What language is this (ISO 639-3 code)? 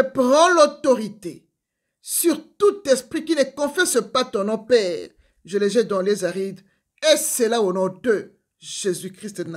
fra